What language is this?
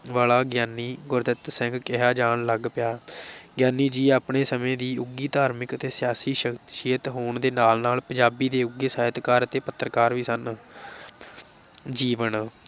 Punjabi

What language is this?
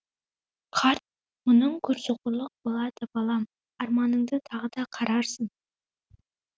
Kazakh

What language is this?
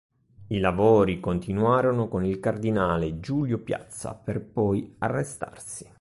Italian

